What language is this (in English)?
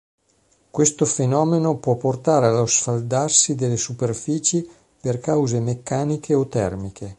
Italian